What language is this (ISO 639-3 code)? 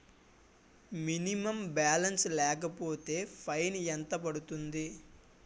tel